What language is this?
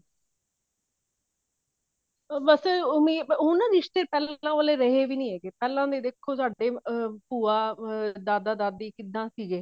Punjabi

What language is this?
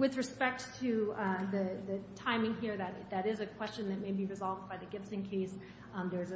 English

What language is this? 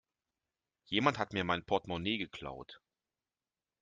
German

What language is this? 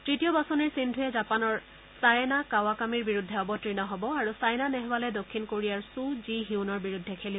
Assamese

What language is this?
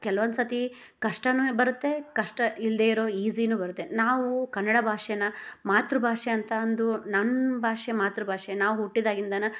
Kannada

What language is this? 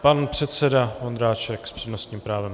Czech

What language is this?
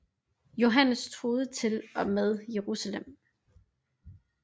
Danish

